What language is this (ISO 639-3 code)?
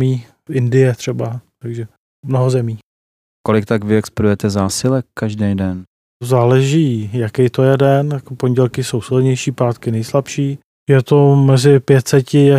ces